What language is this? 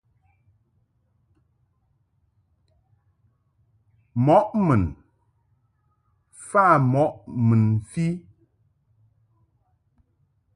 Mungaka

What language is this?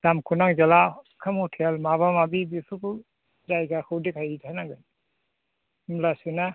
Bodo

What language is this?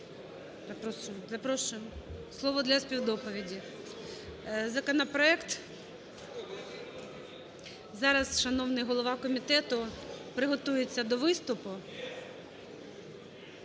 Ukrainian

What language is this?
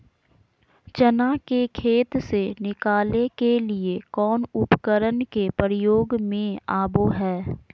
Magahi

